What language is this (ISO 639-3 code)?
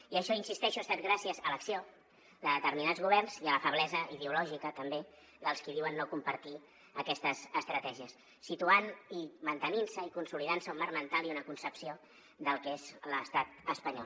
cat